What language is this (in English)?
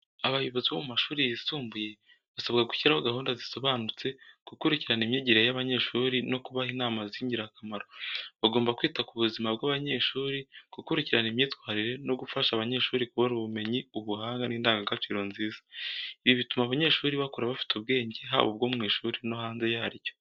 Kinyarwanda